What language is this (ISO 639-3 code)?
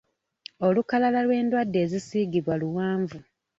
lug